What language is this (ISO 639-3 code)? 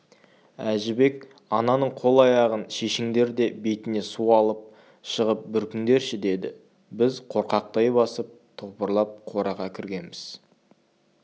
kaz